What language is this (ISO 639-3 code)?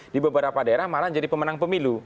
ind